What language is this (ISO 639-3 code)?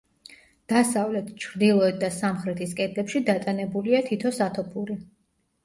kat